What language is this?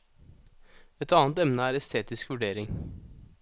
Norwegian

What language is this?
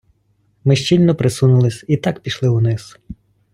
Ukrainian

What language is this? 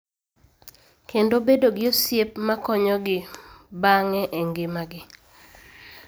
Luo (Kenya and Tanzania)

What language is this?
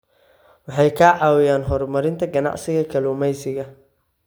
Somali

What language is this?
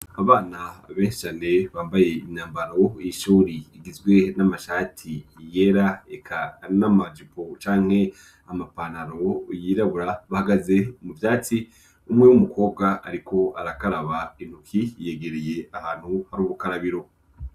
Rundi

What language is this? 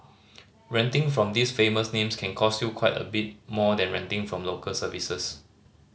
English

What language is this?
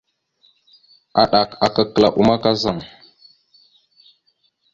Mada (Cameroon)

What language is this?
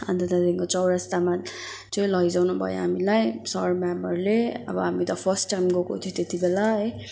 Nepali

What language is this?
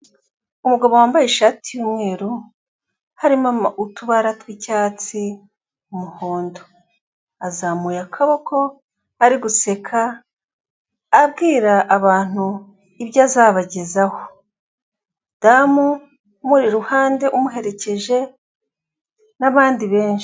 Kinyarwanda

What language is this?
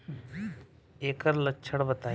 Bhojpuri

